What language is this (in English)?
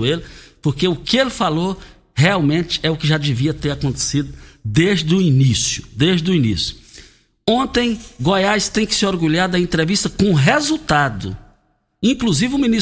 Portuguese